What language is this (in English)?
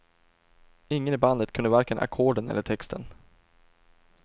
Swedish